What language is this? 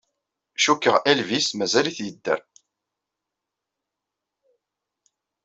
Kabyle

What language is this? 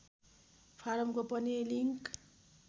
Nepali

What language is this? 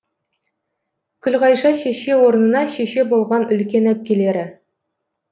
Kazakh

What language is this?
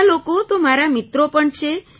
Gujarati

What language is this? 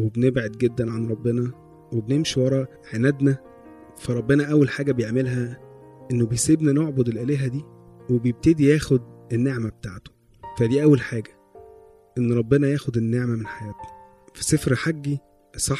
Arabic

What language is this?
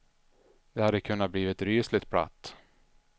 Swedish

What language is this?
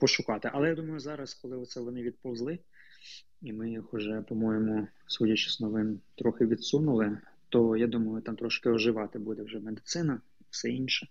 Ukrainian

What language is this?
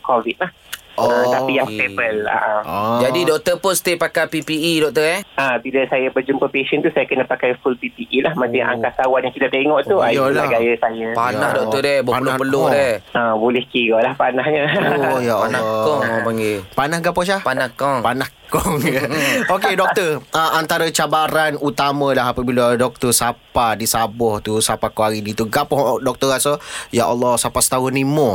Malay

